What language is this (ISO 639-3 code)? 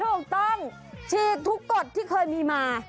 tha